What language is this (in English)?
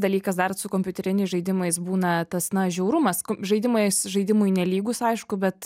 Lithuanian